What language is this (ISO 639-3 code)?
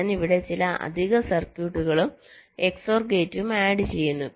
mal